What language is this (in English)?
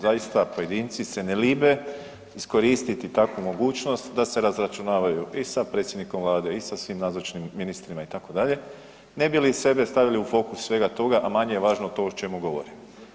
Croatian